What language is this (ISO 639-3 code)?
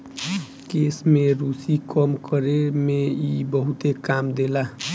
bho